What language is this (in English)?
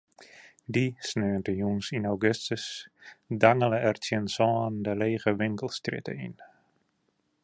Western Frisian